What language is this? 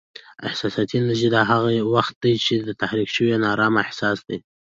Pashto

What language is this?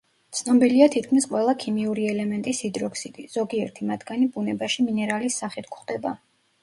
Georgian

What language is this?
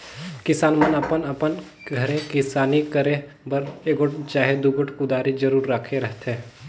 Chhattisgarhi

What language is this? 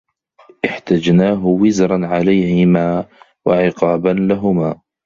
Arabic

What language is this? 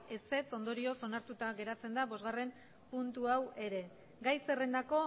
Basque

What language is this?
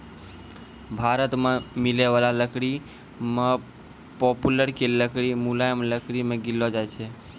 Maithili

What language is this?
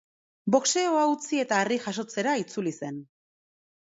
Basque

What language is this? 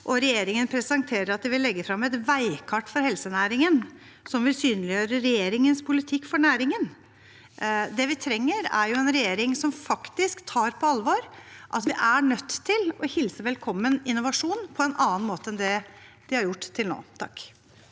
Norwegian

